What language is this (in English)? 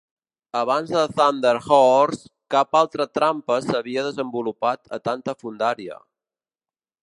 Catalan